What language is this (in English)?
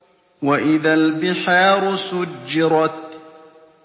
Arabic